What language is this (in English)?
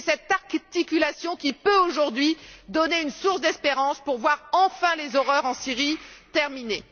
French